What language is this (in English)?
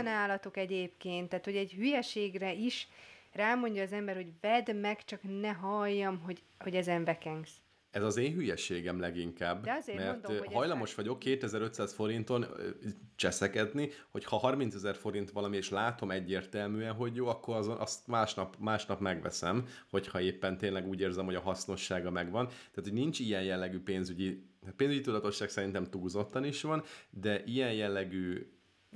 Hungarian